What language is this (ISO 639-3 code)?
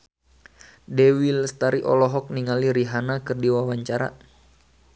sun